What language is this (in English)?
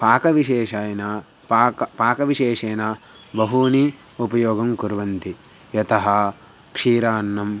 Sanskrit